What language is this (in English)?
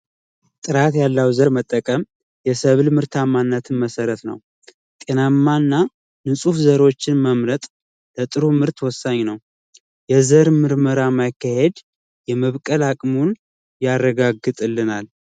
Amharic